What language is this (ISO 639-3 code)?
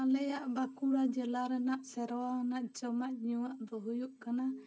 sat